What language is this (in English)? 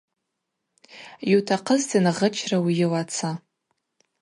Abaza